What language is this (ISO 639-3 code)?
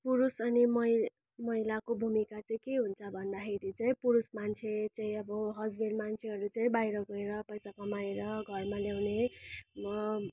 nep